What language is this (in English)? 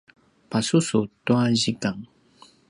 Paiwan